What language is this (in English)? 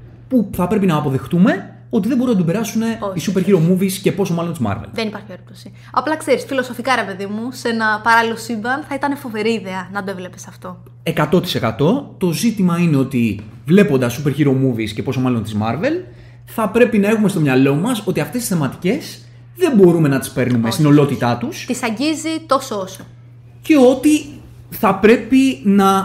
Greek